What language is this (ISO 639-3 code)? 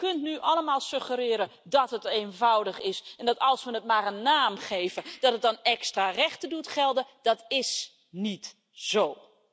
nld